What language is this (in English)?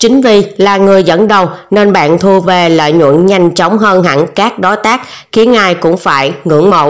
Vietnamese